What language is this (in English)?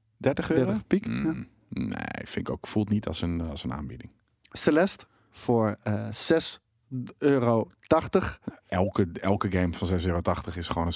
Dutch